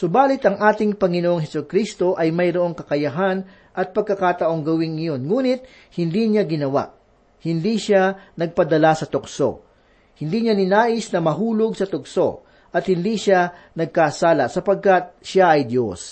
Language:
Filipino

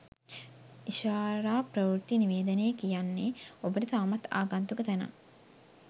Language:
Sinhala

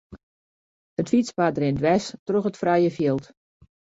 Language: Western Frisian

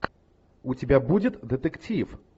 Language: Russian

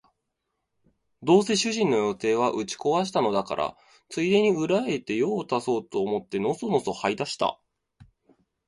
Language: Japanese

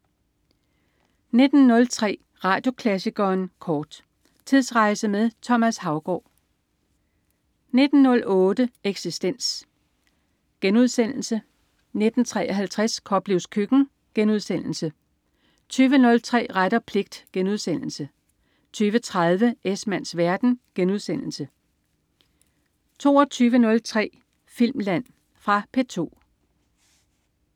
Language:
Danish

